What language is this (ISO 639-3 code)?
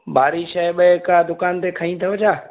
snd